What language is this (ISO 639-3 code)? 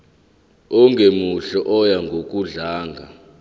zul